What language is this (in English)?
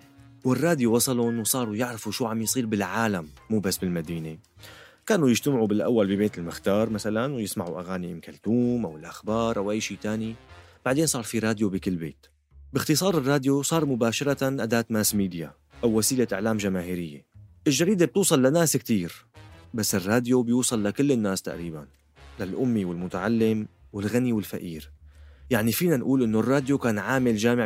Arabic